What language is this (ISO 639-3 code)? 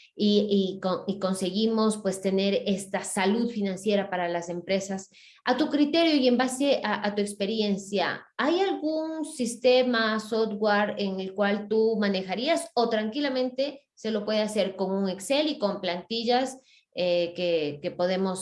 spa